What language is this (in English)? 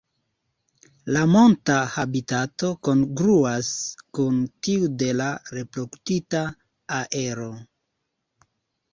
Esperanto